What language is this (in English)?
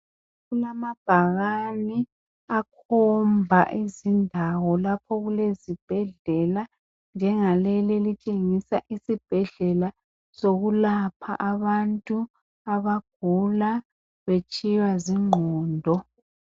North Ndebele